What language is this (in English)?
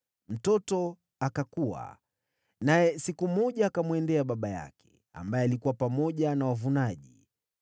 Swahili